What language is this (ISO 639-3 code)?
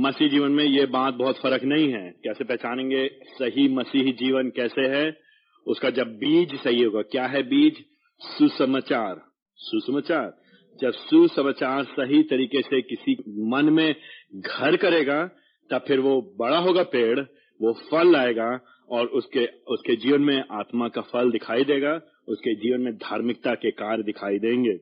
hin